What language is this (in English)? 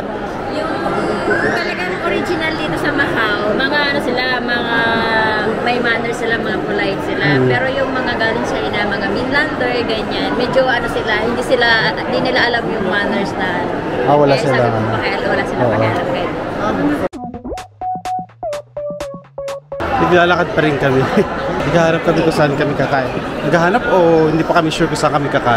Filipino